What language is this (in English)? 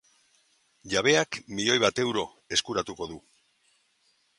Basque